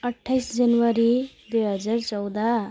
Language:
Nepali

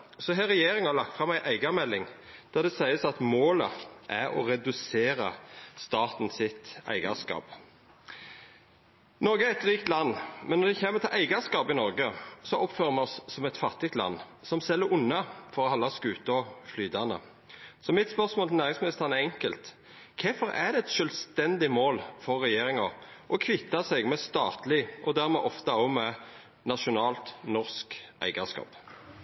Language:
Norwegian Nynorsk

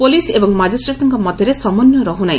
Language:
Odia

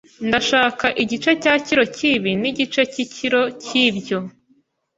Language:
Kinyarwanda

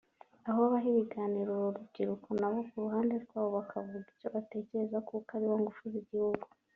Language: Kinyarwanda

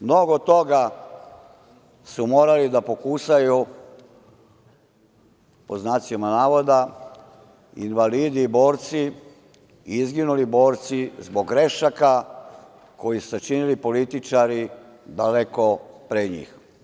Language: Serbian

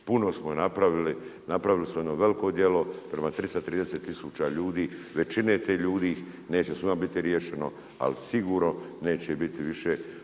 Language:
Croatian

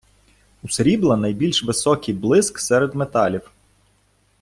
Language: Ukrainian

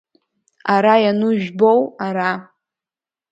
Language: Abkhazian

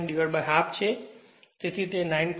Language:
Gujarati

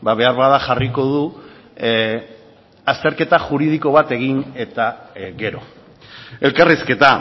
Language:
Basque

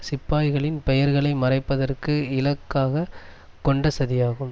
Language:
Tamil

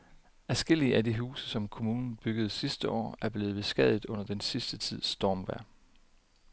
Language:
Danish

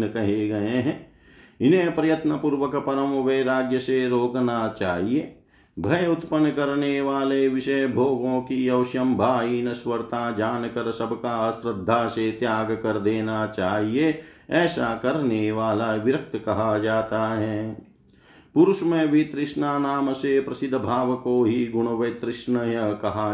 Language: Hindi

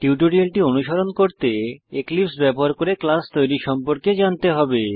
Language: Bangla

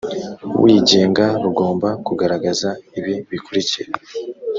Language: Kinyarwanda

